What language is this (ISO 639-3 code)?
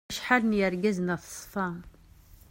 kab